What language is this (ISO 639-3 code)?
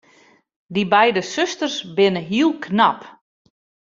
fry